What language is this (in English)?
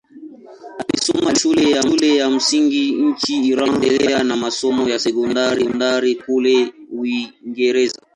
Swahili